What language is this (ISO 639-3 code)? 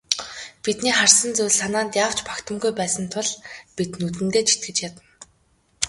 mon